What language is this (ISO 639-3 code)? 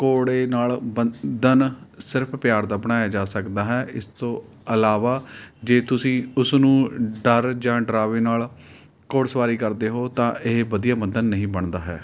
pan